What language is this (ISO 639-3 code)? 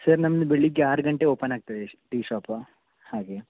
kan